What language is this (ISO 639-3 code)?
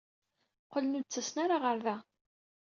kab